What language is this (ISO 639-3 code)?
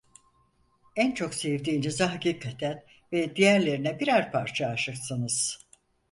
tur